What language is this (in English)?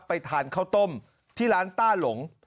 Thai